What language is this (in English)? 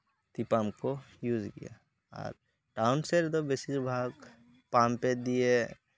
Santali